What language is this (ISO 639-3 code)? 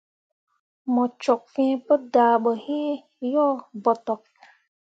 mua